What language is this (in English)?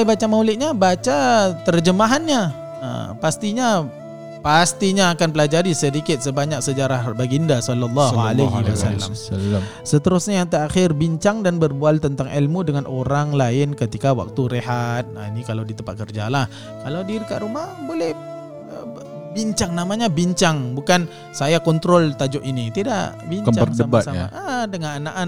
Malay